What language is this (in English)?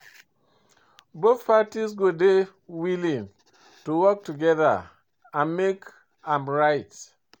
Nigerian Pidgin